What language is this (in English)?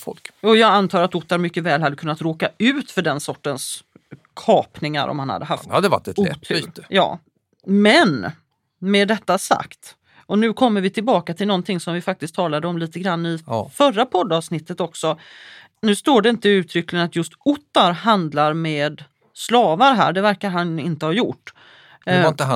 Swedish